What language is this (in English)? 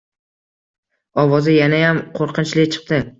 Uzbek